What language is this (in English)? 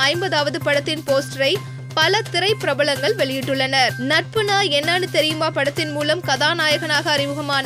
Tamil